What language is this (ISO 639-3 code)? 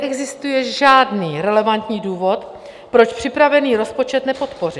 ces